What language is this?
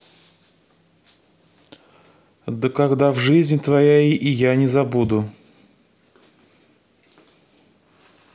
Russian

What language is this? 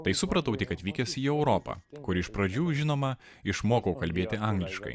Lithuanian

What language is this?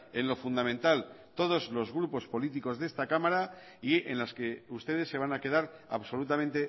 Spanish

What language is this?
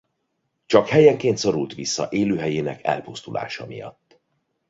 Hungarian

